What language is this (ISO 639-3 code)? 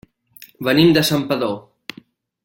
cat